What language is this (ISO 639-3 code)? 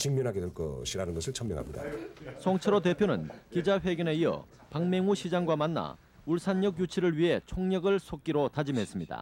kor